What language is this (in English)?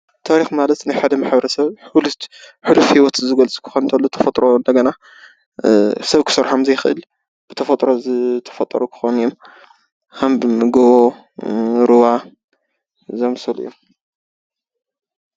Tigrinya